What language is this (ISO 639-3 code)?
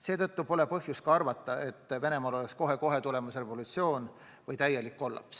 est